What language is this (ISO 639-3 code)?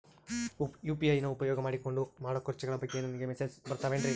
kan